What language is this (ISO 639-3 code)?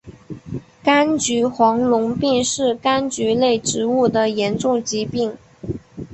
zho